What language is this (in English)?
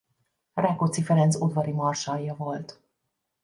Hungarian